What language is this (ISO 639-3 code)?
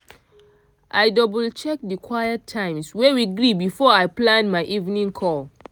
pcm